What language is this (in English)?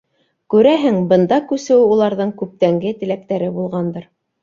Bashkir